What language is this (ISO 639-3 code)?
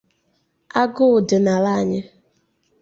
ibo